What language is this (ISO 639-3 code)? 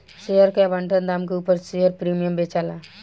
bho